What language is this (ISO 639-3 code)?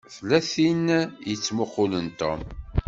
kab